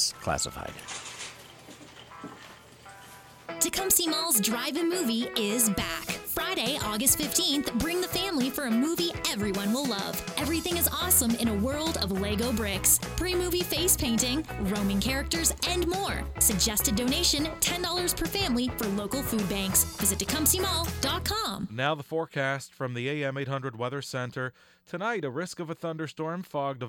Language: English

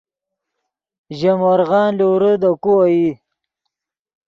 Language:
Yidgha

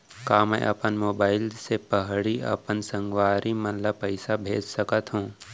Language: Chhattisgarhi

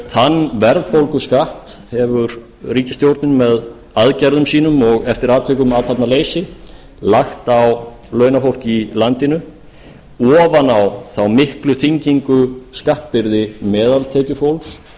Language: Icelandic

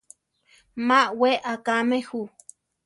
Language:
Central Tarahumara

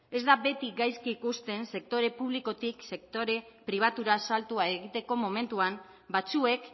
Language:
Basque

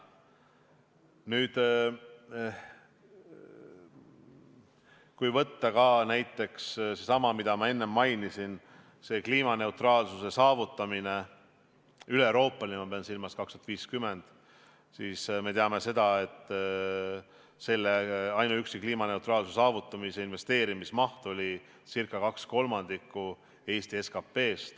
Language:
Estonian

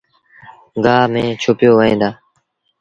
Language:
Sindhi Bhil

